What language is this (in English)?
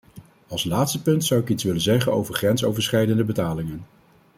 Dutch